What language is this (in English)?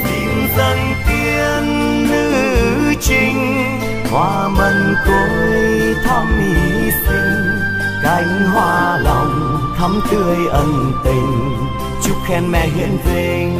Vietnamese